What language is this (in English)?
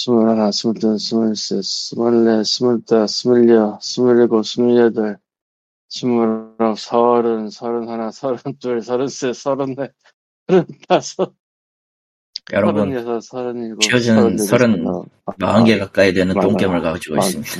Korean